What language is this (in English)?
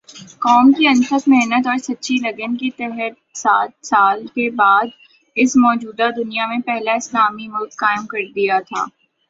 Urdu